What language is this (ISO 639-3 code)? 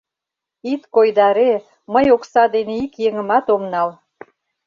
chm